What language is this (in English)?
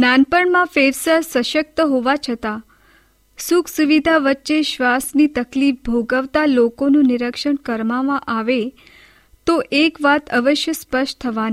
Hindi